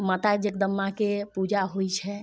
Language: Maithili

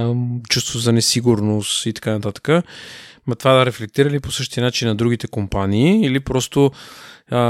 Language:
Bulgarian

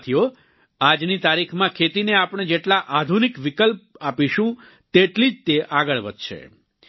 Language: Gujarati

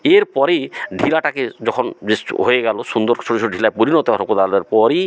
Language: Bangla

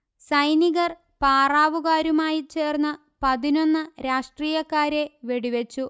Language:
Malayalam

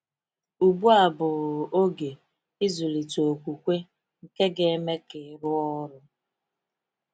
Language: Igbo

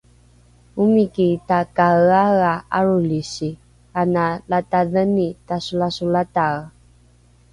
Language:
Rukai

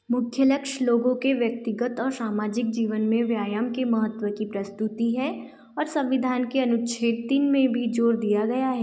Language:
Hindi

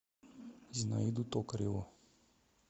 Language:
Russian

